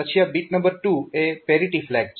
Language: Gujarati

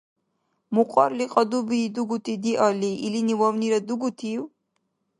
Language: Dargwa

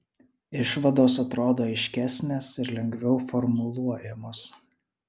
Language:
Lithuanian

